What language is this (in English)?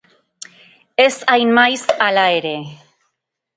Basque